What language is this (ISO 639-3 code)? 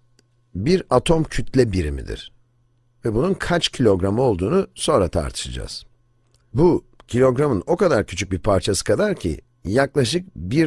tur